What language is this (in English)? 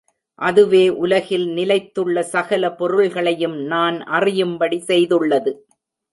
Tamil